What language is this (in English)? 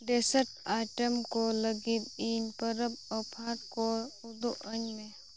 Santali